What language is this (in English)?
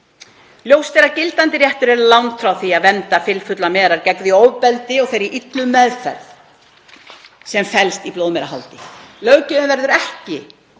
Icelandic